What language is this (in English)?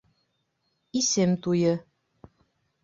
Bashkir